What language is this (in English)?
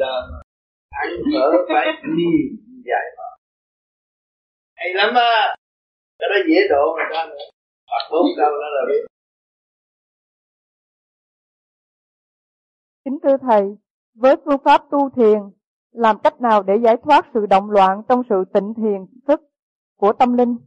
Vietnamese